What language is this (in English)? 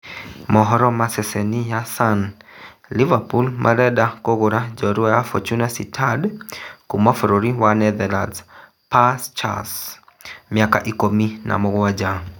Kikuyu